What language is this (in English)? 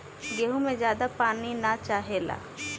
Bhojpuri